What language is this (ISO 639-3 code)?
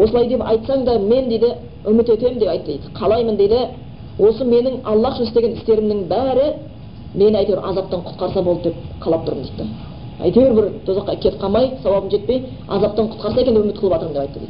bul